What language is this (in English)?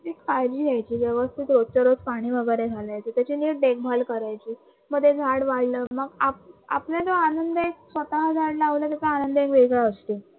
Marathi